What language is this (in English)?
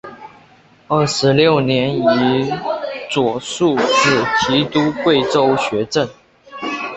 Chinese